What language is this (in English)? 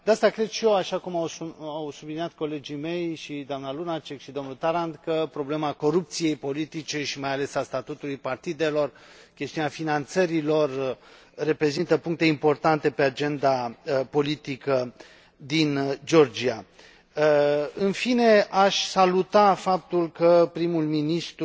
Romanian